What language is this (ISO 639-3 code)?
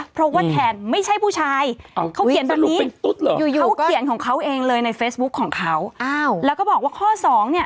tha